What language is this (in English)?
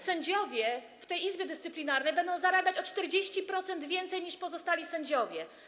Polish